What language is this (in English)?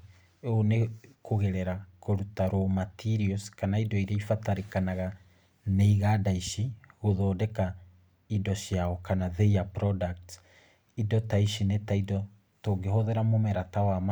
Kikuyu